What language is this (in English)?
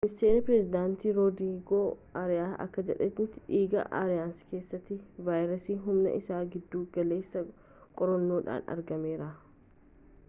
Oromo